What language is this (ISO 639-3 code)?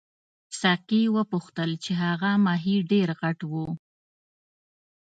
pus